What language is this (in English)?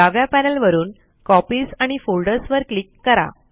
Marathi